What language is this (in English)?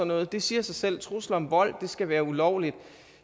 Danish